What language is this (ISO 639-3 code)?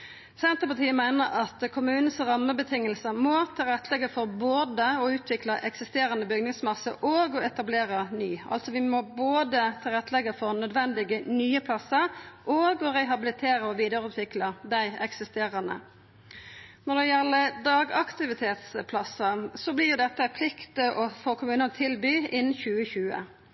nno